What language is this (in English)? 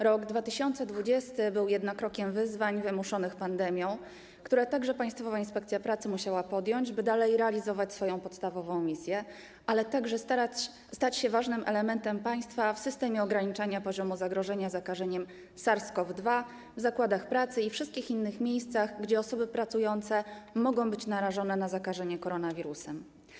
Polish